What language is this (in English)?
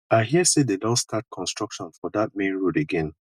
Nigerian Pidgin